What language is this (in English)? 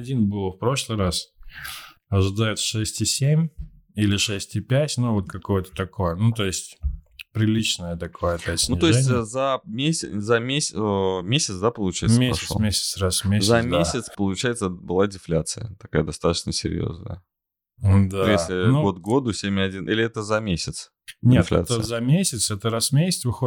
Russian